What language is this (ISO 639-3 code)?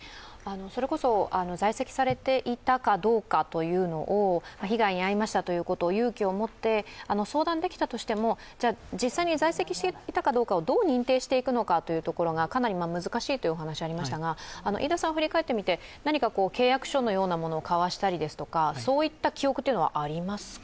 jpn